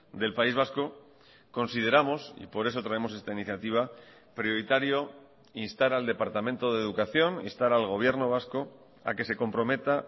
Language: Spanish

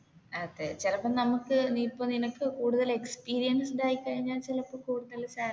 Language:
Malayalam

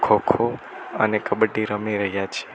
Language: Gujarati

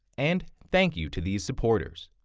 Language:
English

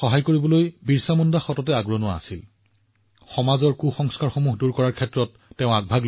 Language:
Assamese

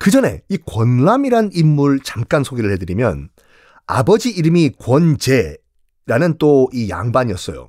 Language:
Korean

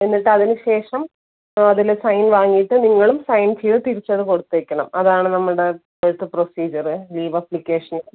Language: Malayalam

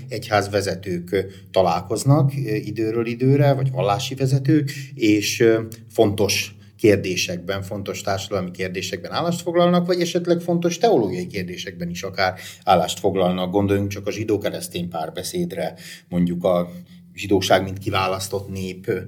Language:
Hungarian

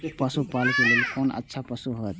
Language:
Maithili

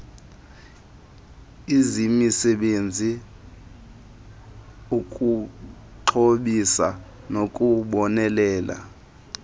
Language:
Xhosa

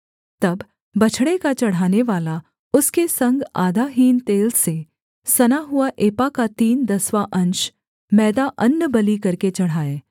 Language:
Hindi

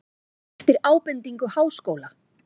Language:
Icelandic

